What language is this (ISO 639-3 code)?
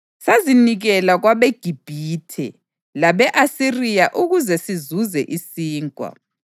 nde